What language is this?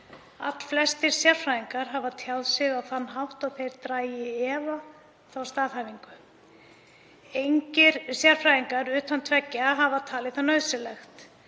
Icelandic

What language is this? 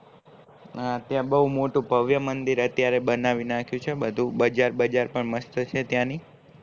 Gujarati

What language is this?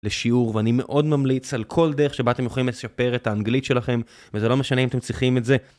Hebrew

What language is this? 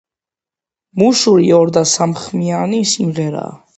Georgian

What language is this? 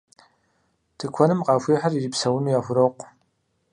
Kabardian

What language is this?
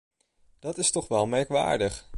Dutch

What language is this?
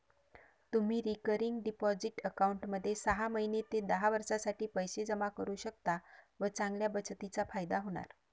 Marathi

